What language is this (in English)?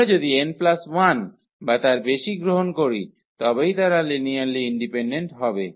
Bangla